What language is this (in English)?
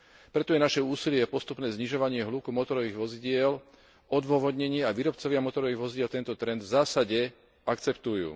Slovak